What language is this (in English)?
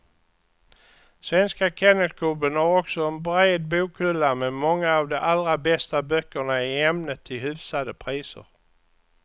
Swedish